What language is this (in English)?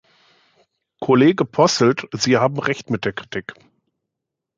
German